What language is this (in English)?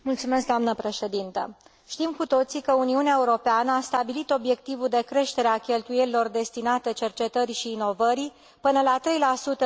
Romanian